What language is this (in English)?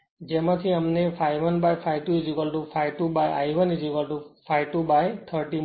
Gujarati